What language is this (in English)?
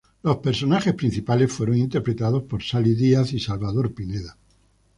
Spanish